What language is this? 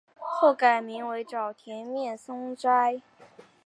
Chinese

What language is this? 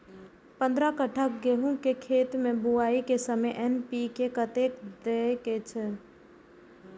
Maithili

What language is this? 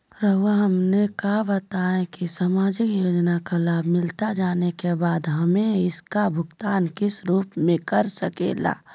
Magahi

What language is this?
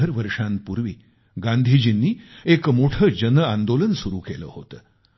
Marathi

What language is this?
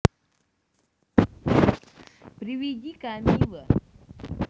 Russian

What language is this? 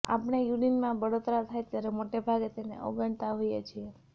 Gujarati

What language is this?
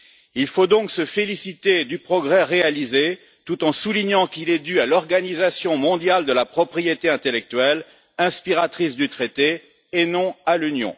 French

